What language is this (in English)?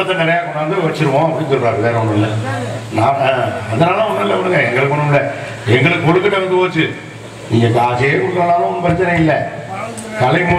Tamil